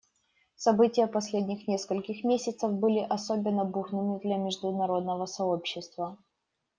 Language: Russian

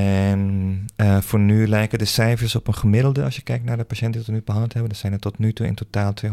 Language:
Dutch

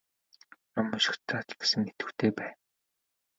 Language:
Mongolian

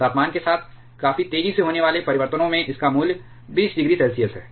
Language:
Hindi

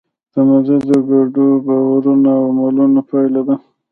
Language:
Pashto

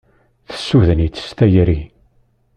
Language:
Kabyle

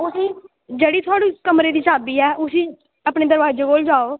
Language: Dogri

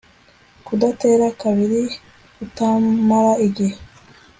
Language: Kinyarwanda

